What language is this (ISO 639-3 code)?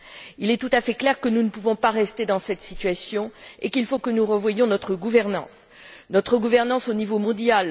fra